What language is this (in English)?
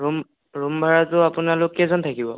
Assamese